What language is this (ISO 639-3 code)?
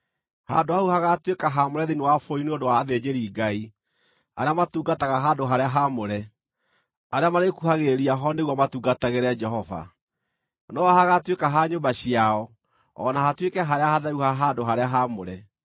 kik